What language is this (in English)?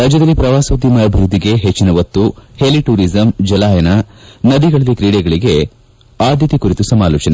Kannada